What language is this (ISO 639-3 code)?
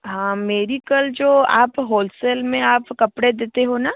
hin